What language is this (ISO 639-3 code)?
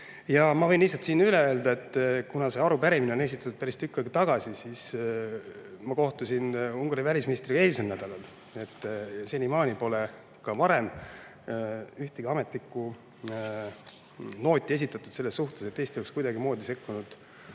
est